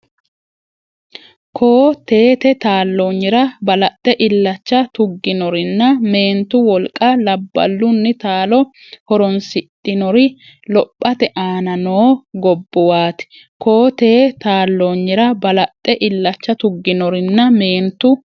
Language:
Sidamo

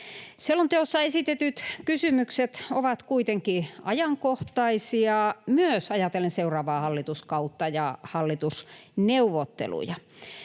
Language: Finnish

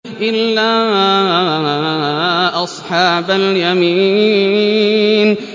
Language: Arabic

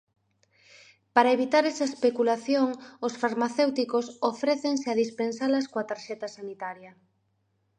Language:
Galician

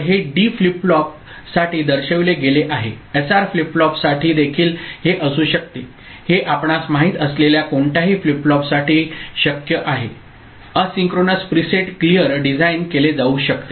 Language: Marathi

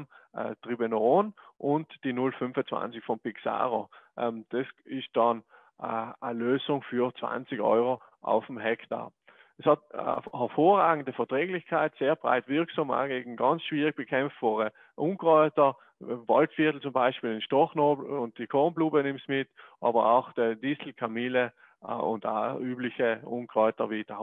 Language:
German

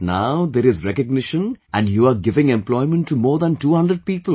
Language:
English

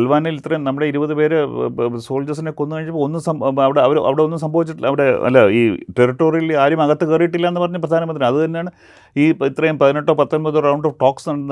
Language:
Malayalam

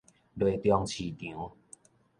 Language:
Min Nan Chinese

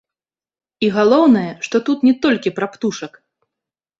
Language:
Belarusian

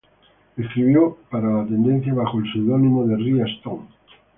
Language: Spanish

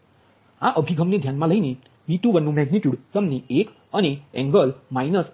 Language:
Gujarati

